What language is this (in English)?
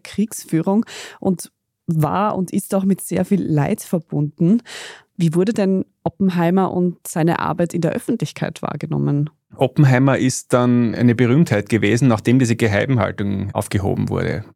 German